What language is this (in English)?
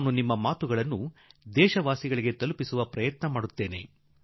Kannada